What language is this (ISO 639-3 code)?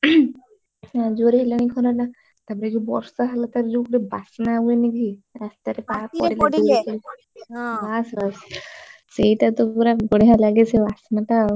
ori